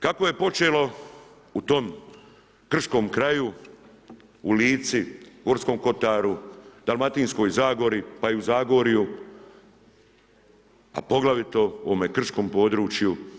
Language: Croatian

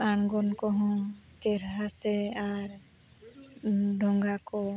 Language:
Santali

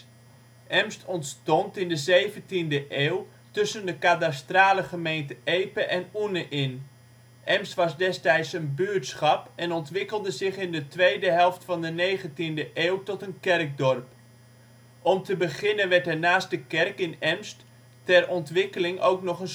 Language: Dutch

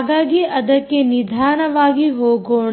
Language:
Kannada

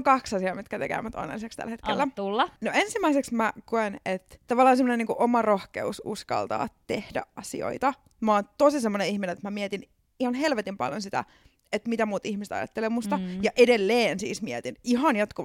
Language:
Finnish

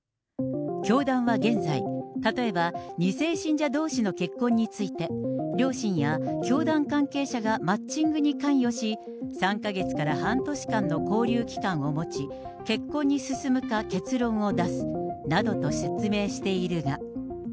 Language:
Japanese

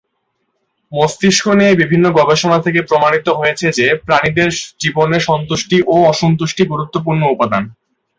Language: Bangla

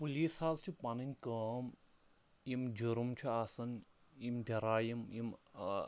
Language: Kashmiri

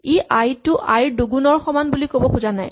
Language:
Assamese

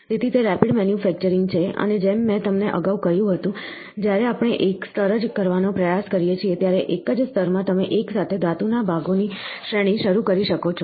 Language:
Gujarati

